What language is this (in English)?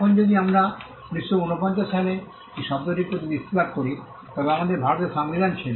Bangla